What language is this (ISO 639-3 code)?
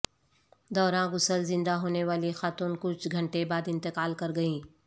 urd